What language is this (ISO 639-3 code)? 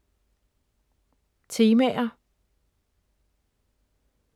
dan